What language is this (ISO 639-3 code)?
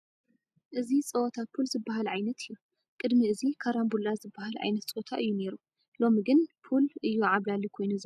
tir